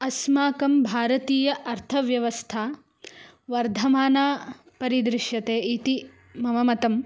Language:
Sanskrit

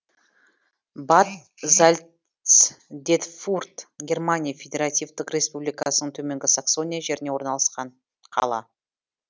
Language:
Kazakh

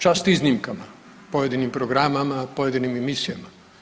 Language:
Croatian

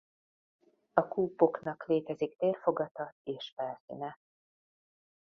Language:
Hungarian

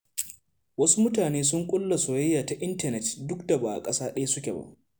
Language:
Hausa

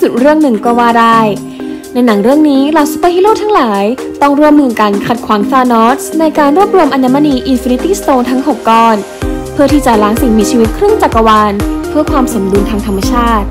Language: Thai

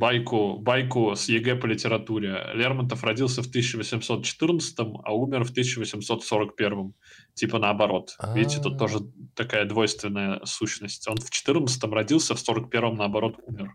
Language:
Russian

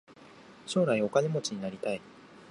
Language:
Japanese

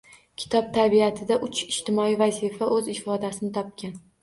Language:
Uzbek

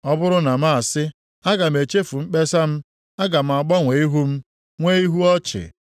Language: Igbo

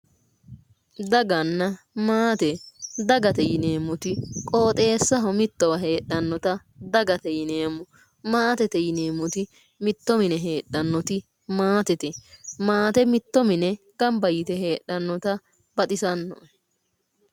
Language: Sidamo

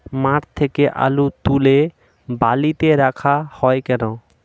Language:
Bangla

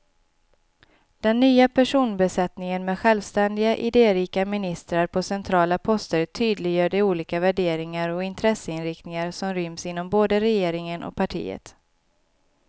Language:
Swedish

